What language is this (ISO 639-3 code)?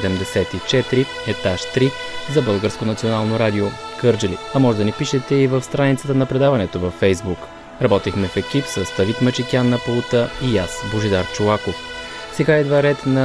bul